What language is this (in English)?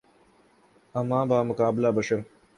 Urdu